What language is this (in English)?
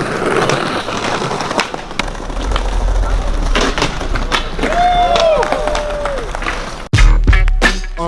Korean